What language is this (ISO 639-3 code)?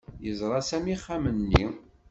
kab